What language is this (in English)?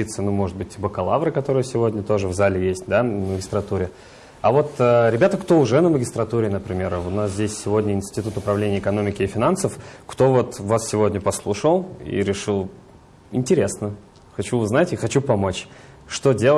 Russian